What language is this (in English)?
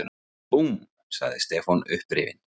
Icelandic